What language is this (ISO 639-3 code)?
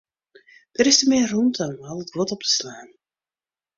fry